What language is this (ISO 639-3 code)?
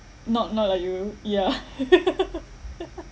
eng